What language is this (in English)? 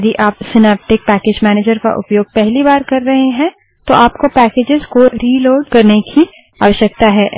Hindi